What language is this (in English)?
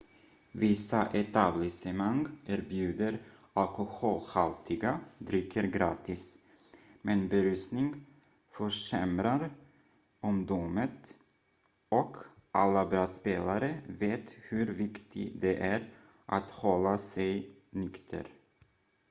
Swedish